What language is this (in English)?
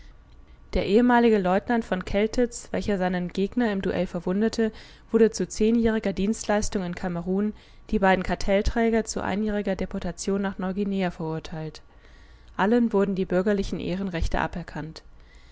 German